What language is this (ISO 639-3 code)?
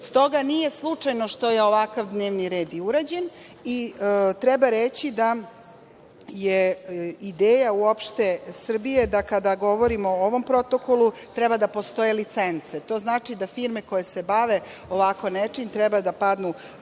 srp